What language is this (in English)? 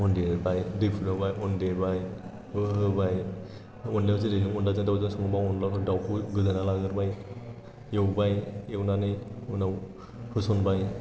Bodo